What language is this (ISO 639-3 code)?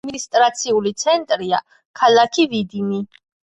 kat